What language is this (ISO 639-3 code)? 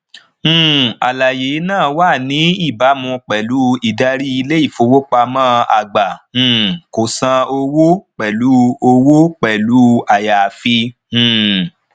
yor